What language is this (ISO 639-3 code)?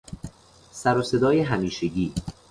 fas